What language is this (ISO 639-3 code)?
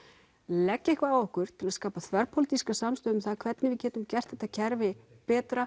isl